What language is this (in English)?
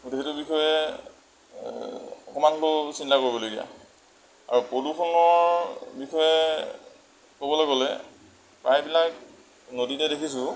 Assamese